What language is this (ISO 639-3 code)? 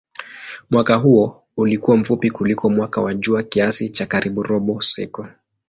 swa